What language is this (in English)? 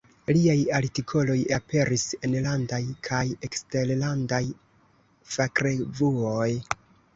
Esperanto